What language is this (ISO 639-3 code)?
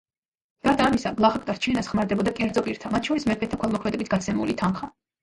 kat